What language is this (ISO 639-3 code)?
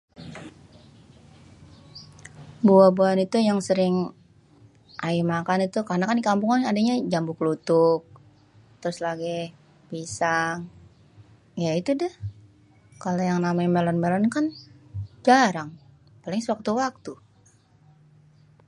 bew